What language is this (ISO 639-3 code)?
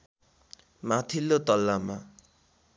nep